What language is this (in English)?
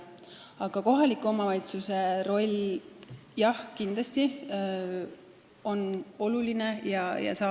Estonian